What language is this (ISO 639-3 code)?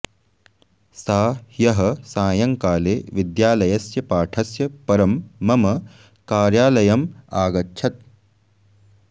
san